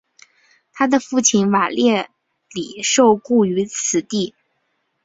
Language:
Chinese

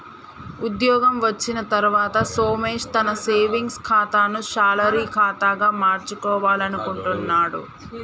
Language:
Telugu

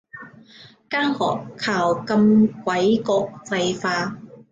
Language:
Cantonese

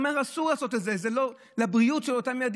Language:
Hebrew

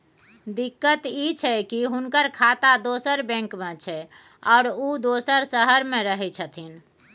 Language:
Maithili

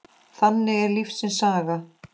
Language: Icelandic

